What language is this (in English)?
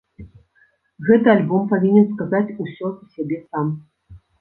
Belarusian